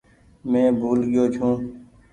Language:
Goaria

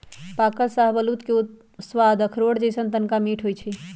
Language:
Magahi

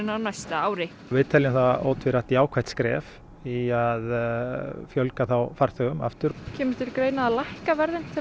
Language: Icelandic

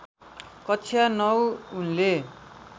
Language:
Nepali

